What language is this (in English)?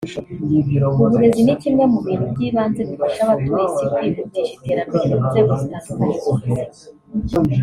Kinyarwanda